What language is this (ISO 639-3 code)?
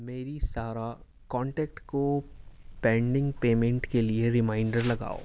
urd